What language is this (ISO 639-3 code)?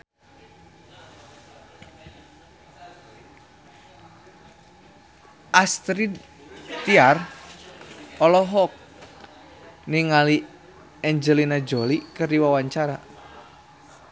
sun